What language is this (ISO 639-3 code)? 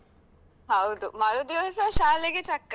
kan